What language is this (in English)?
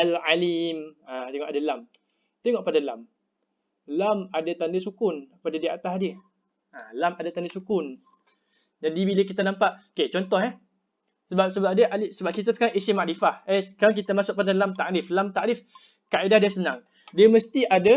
Malay